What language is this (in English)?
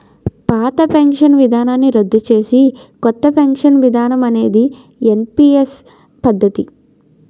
Telugu